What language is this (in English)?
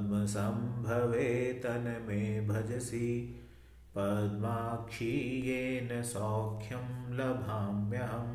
Hindi